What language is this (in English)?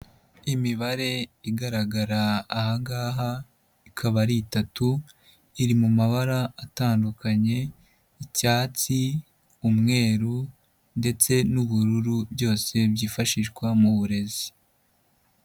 Kinyarwanda